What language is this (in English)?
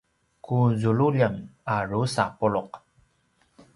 Paiwan